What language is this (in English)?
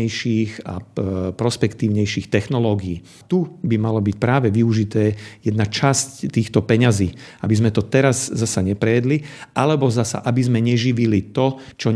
Slovak